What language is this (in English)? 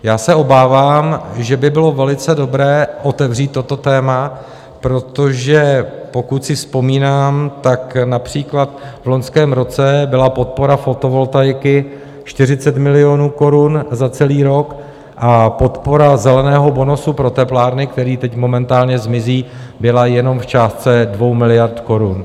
Czech